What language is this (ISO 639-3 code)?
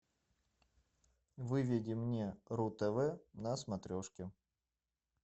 rus